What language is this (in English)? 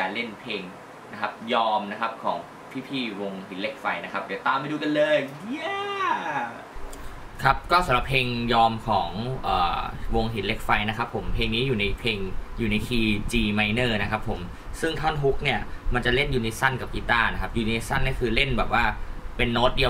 Thai